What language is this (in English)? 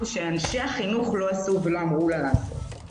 Hebrew